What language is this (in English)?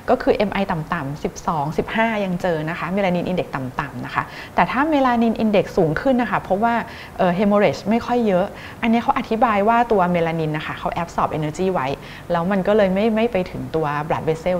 Thai